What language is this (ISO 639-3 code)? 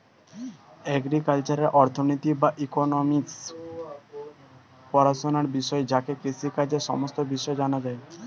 ben